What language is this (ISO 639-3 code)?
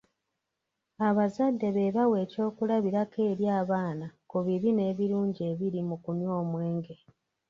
lug